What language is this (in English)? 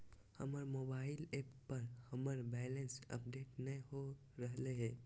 Magahi